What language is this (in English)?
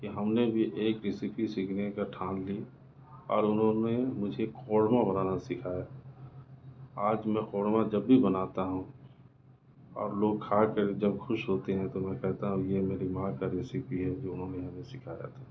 Urdu